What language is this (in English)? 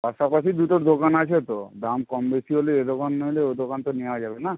Bangla